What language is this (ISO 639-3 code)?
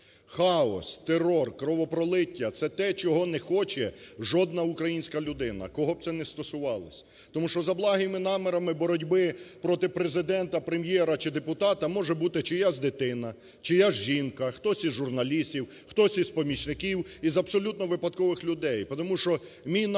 ukr